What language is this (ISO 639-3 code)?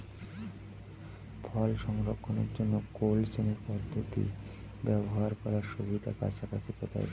ben